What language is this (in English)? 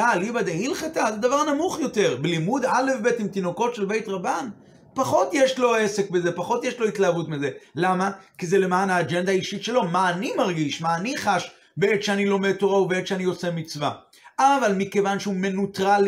Hebrew